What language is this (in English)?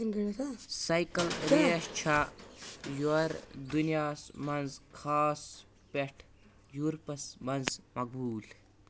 Kashmiri